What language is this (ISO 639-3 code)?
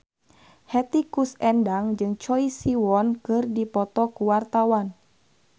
sun